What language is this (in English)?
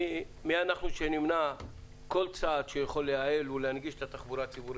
Hebrew